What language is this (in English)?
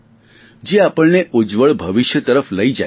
Gujarati